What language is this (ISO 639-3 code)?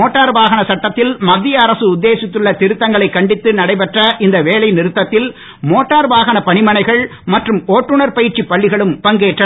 tam